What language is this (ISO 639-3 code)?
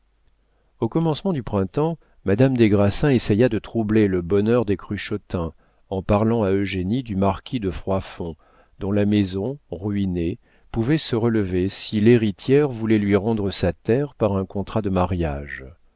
fra